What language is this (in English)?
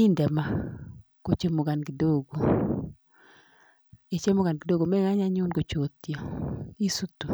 Kalenjin